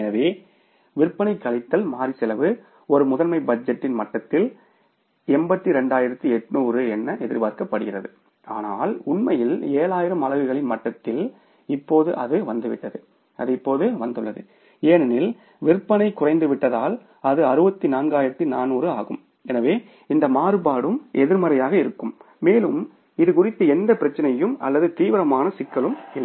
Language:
Tamil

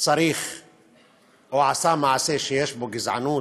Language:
Hebrew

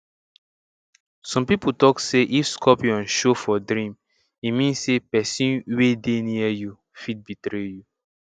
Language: Nigerian Pidgin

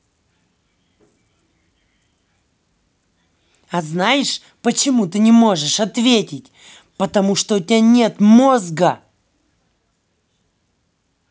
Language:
Russian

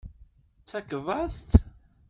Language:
Kabyle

